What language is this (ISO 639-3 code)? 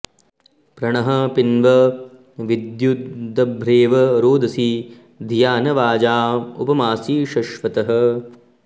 san